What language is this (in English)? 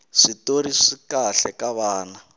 Tsonga